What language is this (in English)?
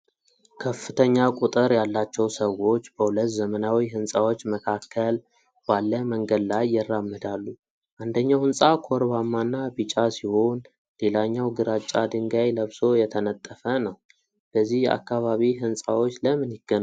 Amharic